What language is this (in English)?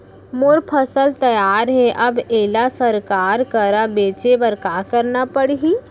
Chhattisgarhi